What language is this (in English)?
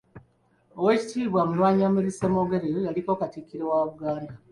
Ganda